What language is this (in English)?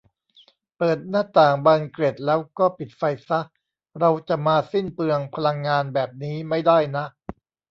Thai